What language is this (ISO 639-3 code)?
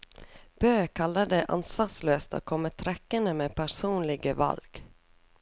nor